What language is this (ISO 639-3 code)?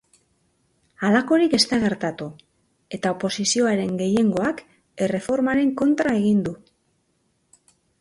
eus